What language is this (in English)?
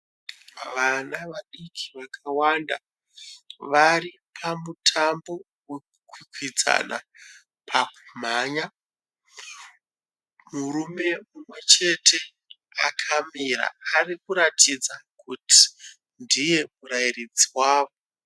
Shona